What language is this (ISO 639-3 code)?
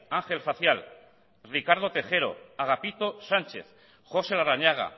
eus